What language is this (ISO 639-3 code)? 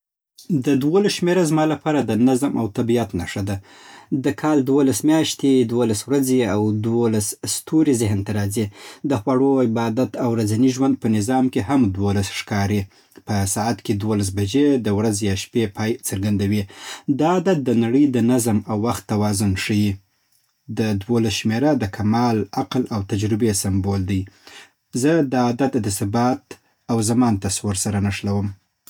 pbt